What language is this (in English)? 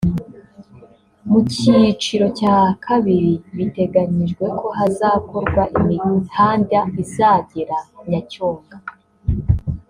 Kinyarwanda